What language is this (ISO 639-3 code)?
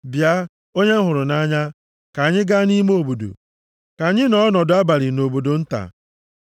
ibo